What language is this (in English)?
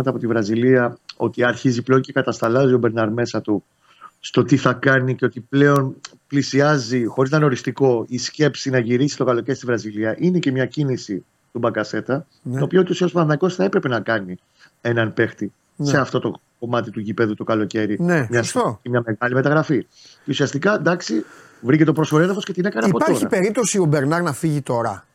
Greek